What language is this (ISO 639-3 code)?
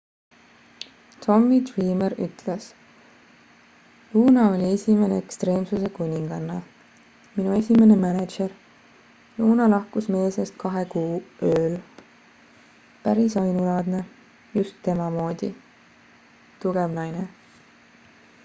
est